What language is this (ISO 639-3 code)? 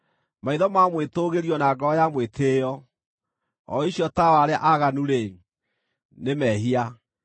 kik